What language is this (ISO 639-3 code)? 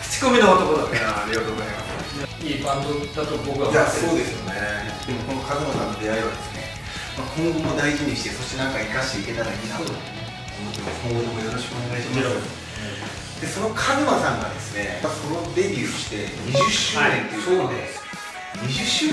jpn